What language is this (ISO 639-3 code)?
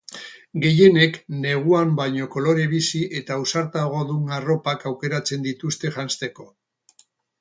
eus